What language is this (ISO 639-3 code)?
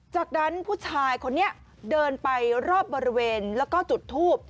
tha